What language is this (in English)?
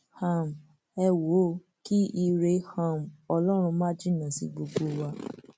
Yoruba